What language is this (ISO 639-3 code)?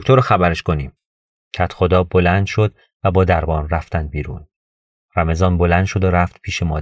fas